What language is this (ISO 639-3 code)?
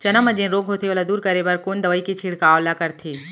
hne